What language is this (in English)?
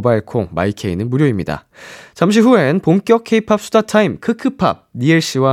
Korean